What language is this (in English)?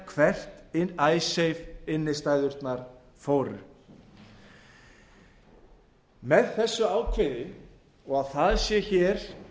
Icelandic